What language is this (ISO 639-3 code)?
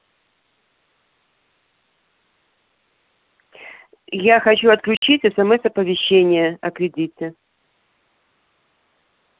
rus